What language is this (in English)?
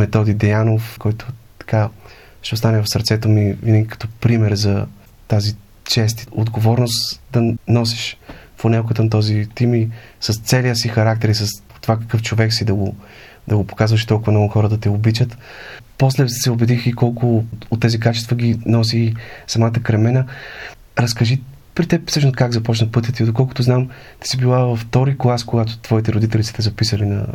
Bulgarian